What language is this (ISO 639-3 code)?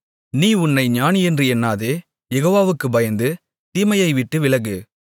tam